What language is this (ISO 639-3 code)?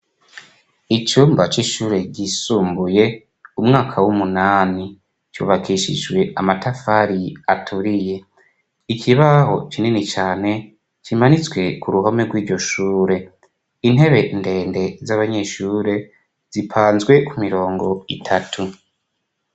run